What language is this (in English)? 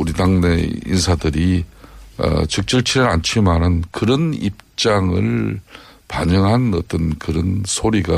Korean